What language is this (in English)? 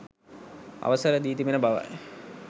Sinhala